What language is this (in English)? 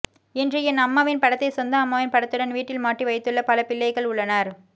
Tamil